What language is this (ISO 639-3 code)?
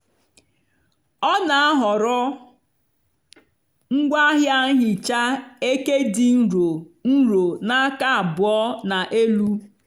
ibo